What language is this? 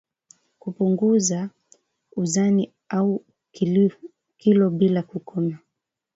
Swahili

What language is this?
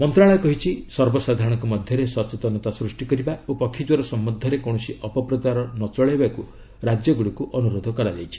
Odia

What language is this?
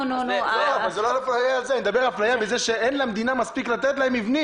Hebrew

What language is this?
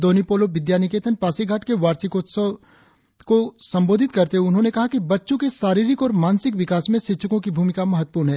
Hindi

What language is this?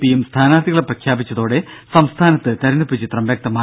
Malayalam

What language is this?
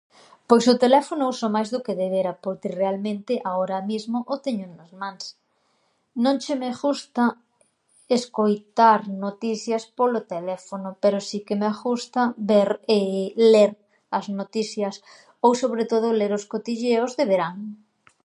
Galician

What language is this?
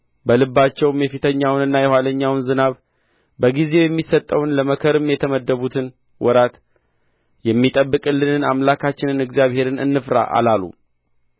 Amharic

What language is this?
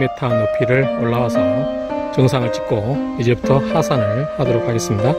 Korean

